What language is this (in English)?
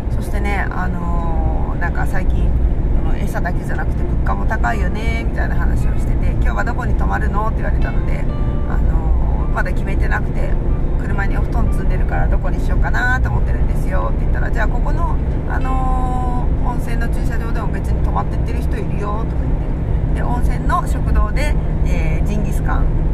Japanese